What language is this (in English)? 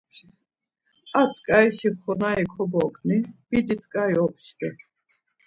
Laz